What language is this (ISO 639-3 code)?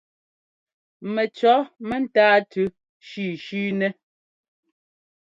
jgo